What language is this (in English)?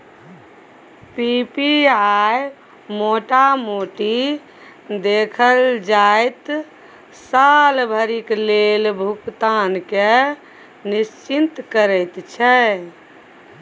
Maithili